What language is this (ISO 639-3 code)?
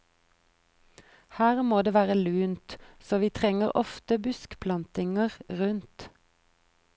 nor